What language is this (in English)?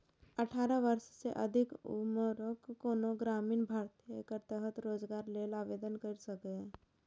Maithili